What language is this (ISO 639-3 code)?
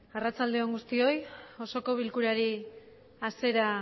eus